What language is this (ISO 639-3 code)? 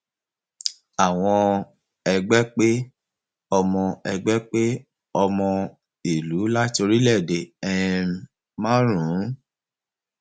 yor